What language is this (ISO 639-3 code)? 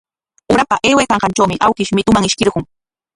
qwa